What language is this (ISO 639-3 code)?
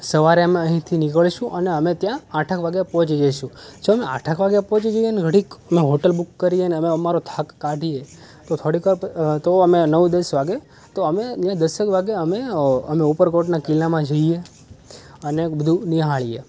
guj